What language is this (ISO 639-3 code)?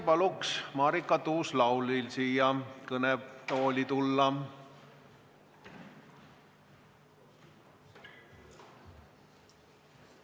est